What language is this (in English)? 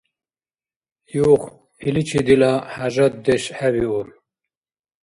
Dargwa